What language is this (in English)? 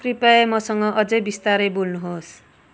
Nepali